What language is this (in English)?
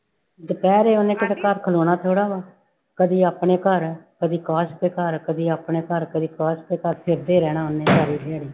Punjabi